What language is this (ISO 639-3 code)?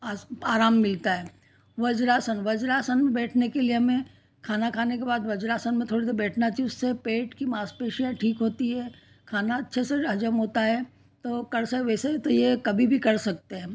hin